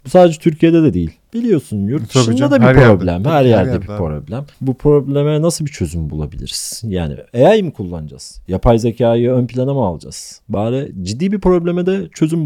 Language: Turkish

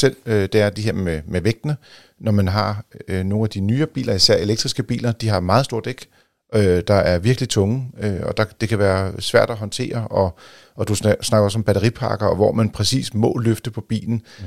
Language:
Danish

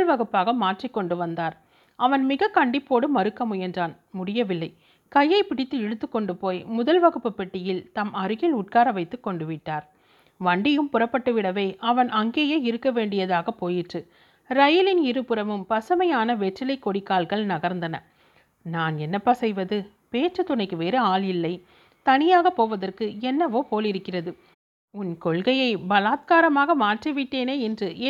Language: Tamil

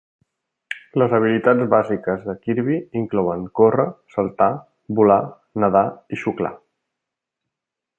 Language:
Catalan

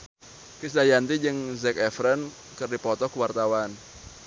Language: Sundanese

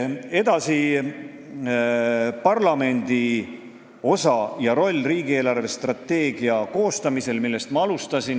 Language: Estonian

